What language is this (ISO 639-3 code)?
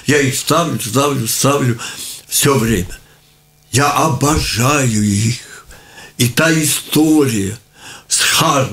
rus